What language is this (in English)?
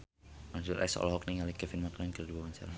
Sundanese